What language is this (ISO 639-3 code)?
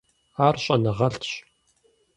kbd